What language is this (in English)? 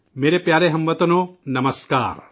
Urdu